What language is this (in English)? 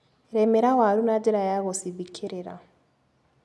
Kikuyu